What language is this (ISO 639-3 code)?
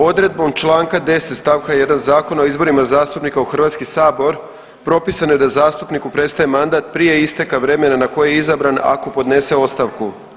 hrv